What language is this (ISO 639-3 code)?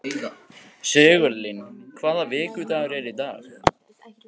isl